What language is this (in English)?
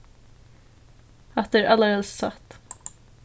Faroese